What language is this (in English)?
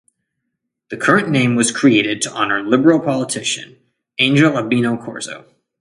English